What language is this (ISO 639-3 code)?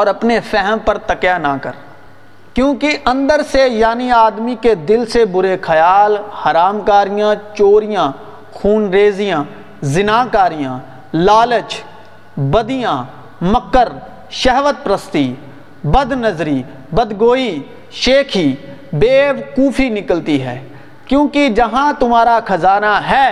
urd